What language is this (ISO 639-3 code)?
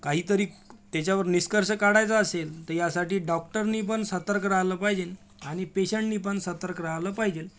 mar